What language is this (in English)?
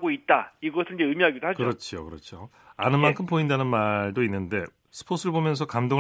Korean